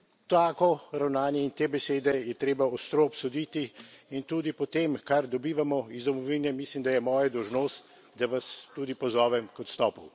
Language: Slovenian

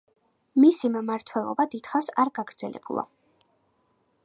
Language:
Georgian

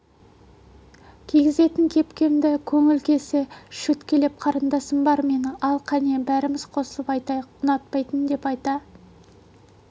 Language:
Kazakh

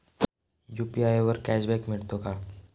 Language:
Marathi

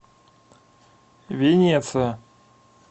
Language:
Russian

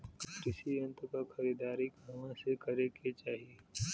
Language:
Bhojpuri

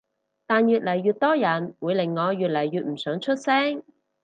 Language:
Cantonese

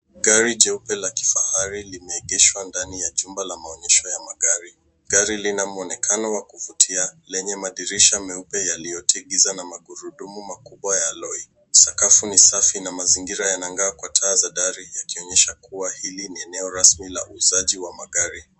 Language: Swahili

